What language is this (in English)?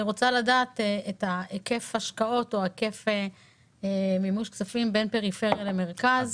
Hebrew